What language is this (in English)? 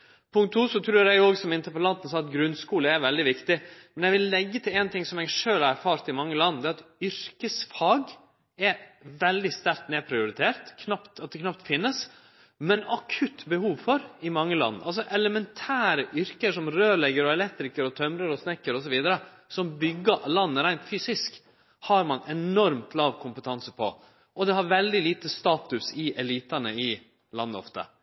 Norwegian Nynorsk